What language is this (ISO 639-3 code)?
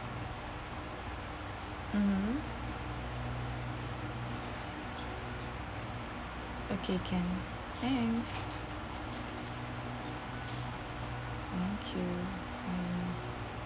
eng